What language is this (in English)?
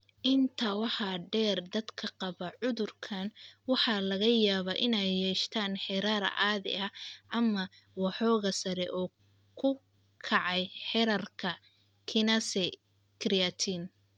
Somali